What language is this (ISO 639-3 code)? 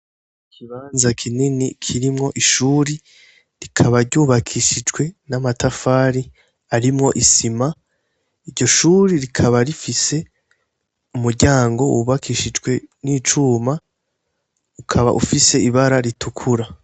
run